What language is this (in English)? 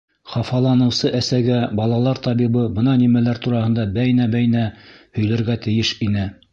Bashkir